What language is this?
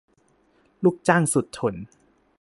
Thai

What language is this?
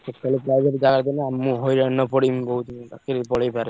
Odia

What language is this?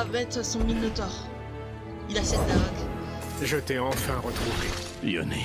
French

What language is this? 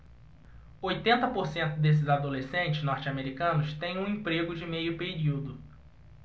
Portuguese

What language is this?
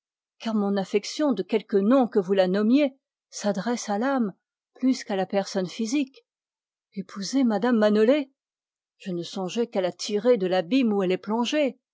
French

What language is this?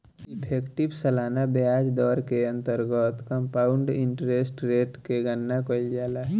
Bhojpuri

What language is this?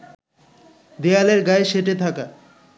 Bangla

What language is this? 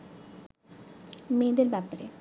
Bangla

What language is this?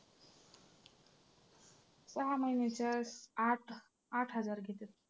Marathi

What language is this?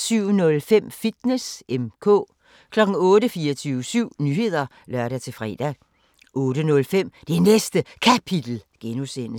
Danish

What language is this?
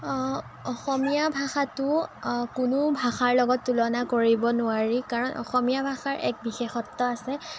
Assamese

